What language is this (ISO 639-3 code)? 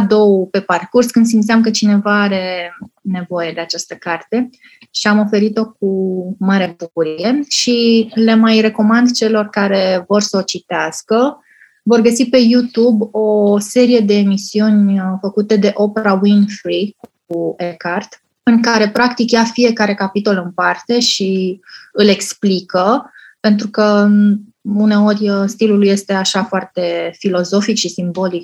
ron